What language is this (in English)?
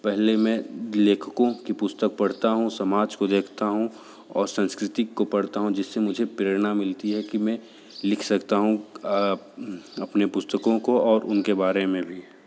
Hindi